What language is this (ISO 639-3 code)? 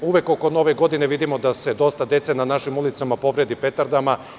srp